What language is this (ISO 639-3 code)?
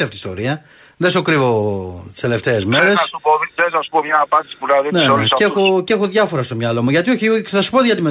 ell